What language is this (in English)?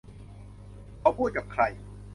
Thai